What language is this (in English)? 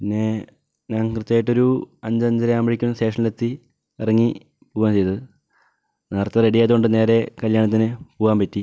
Malayalam